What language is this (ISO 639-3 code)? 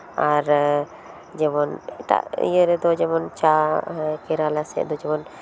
sat